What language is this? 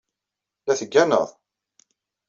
Kabyle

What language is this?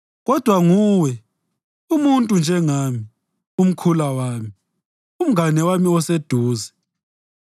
North Ndebele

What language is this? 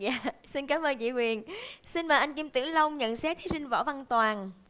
Vietnamese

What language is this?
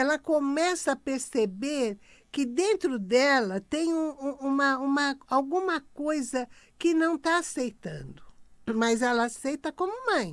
Portuguese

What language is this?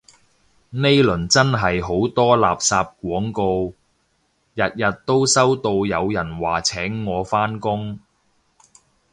Cantonese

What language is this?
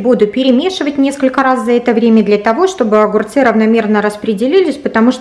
Russian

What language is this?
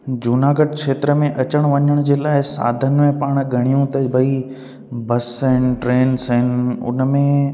Sindhi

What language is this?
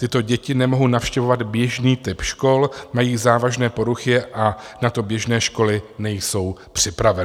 Czech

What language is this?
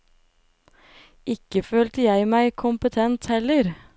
Norwegian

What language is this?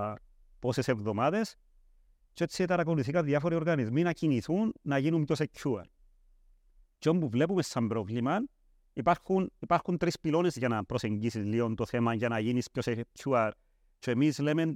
Greek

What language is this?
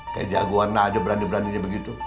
Indonesian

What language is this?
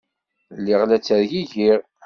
Kabyle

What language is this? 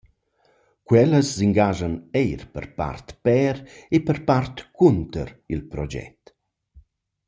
Romansh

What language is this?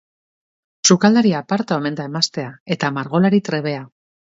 Basque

